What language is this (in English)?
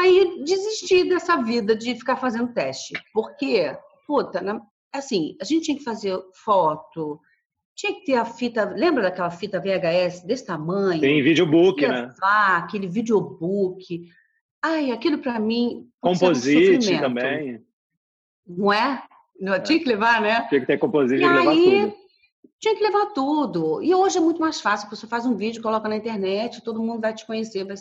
Portuguese